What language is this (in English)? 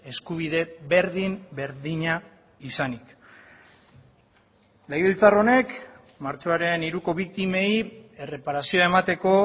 Basque